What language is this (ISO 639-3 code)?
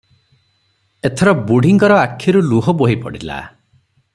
ori